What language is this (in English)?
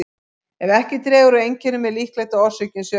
Icelandic